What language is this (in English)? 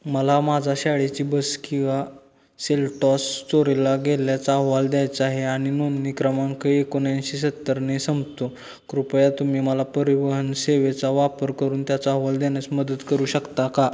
Marathi